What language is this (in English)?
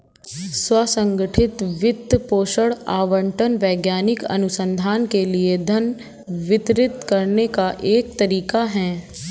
Hindi